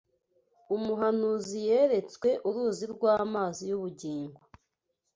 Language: Kinyarwanda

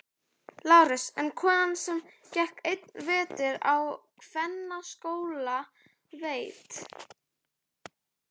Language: Icelandic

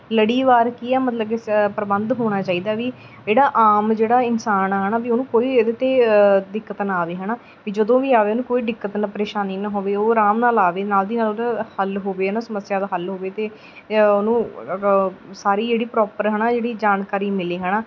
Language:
Punjabi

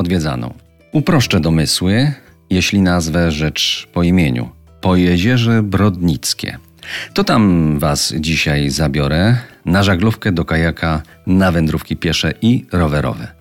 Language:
Polish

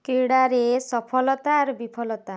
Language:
Odia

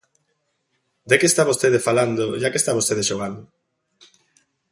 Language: Galician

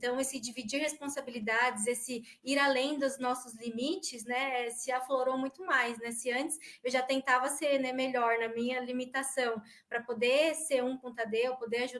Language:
Portuguese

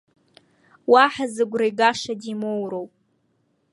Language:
Abkhazian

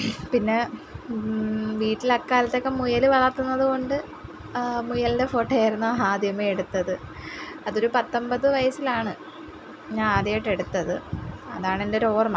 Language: Malayalam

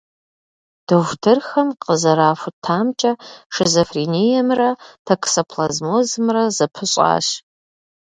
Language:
Kabardian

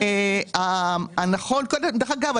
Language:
Hebrew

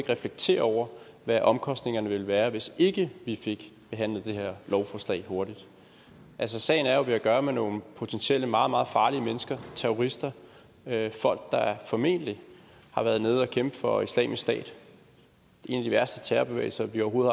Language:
Danish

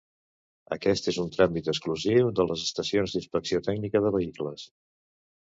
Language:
Catalan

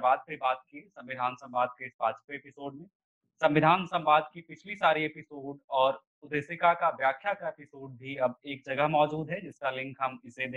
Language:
Hindi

